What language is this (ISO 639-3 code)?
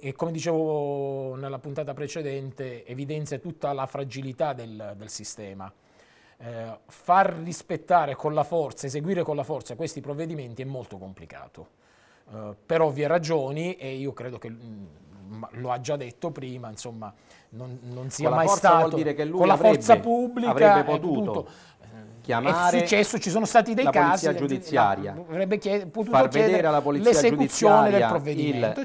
ita